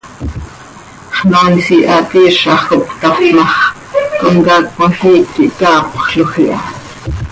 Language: Seri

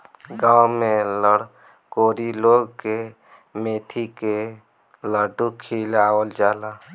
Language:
Bhojpuri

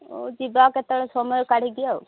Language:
Odia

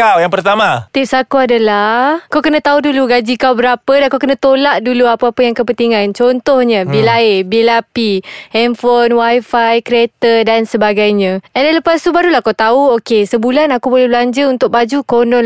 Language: Malay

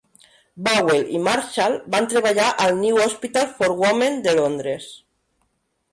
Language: Catalan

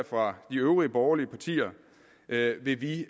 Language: Danish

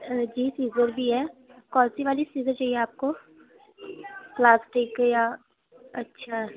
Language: Urdu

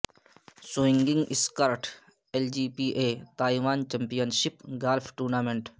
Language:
Urdu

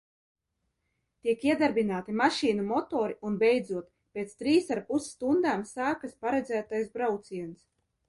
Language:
Latvian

